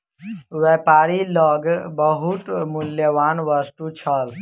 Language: Maithili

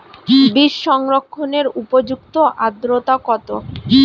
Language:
Bangla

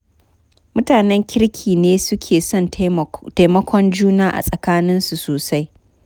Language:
Hausa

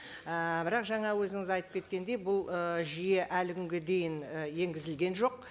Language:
Kazakh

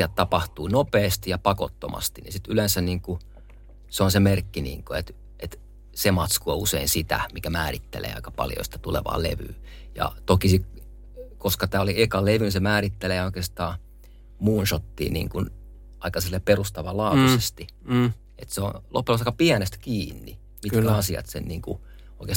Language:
Finnish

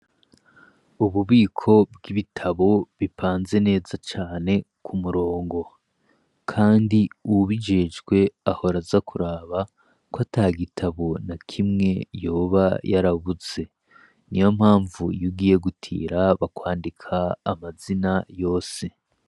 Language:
Rundi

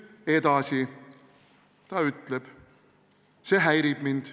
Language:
Estonian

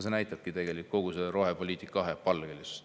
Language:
Estonian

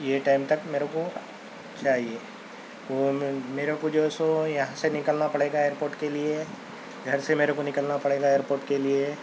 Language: Urdu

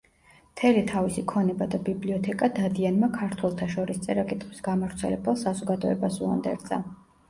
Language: Georgian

